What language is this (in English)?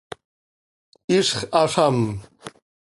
Seri